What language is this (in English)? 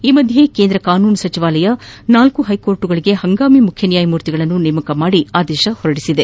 Kannada